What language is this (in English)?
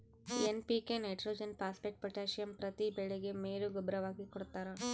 Kannada